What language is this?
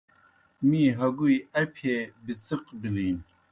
Kohistani Shina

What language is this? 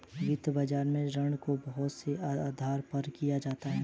Hindi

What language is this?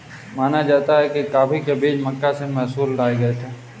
Hindi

